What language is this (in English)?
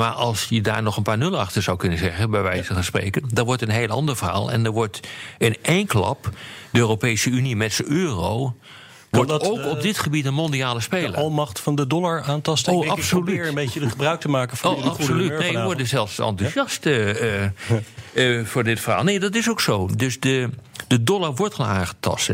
Dutch